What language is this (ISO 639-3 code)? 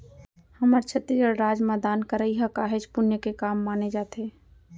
hne